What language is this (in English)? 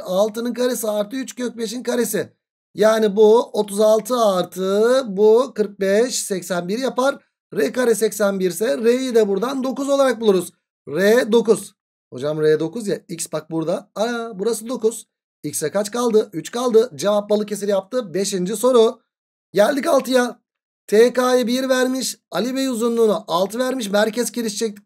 Turkish